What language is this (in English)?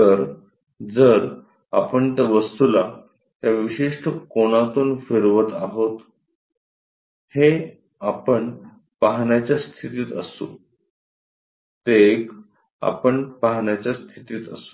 Marathi